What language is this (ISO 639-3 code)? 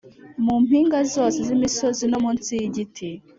kin